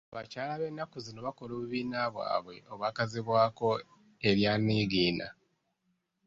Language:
Ganda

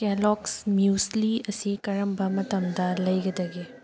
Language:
Manipuri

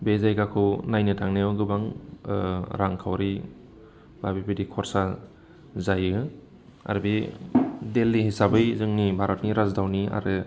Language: Bodo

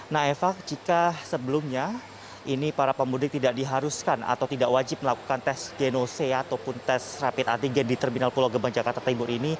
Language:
Indonesian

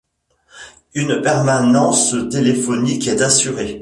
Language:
French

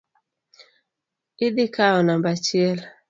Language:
Luo (Kenya and Tanzania)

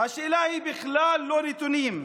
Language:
Hebrew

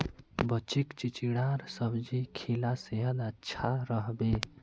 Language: Magahi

